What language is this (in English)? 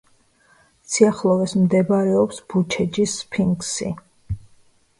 Georgian